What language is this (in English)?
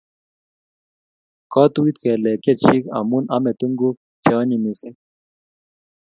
Kalenjin